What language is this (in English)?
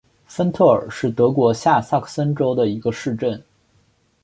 Chinese